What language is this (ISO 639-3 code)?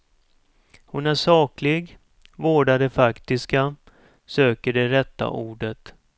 swe